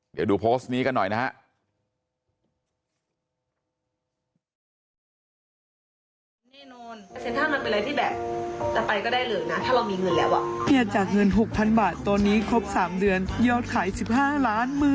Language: Thai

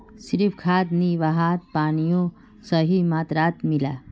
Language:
Magahi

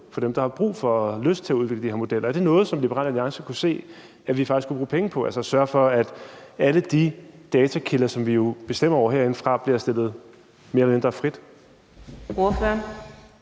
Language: Danish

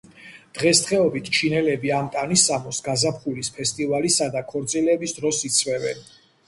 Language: Georgian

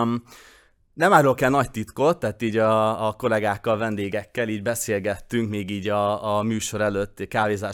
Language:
Hungarian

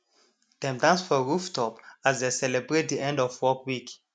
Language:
Nigerian Pidgin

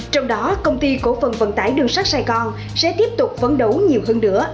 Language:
Vietnamese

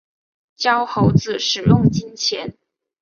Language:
Chinese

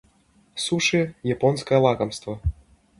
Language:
Russian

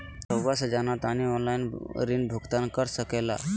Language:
Magahi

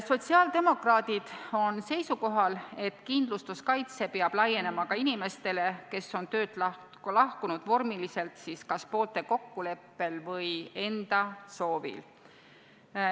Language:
Estonian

